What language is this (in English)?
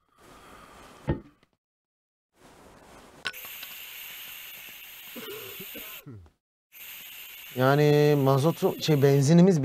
Turkish